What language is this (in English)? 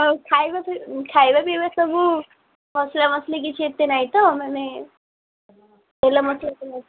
Odia